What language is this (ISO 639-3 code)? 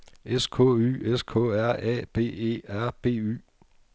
dan